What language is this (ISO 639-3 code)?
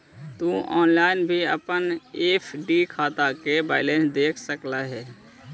mag